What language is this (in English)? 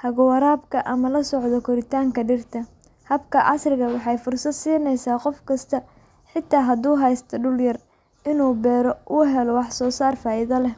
Somali